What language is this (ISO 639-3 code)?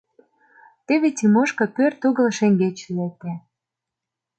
chm